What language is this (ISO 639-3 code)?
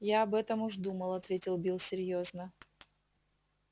rus